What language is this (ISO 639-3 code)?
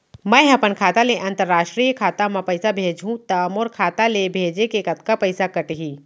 hne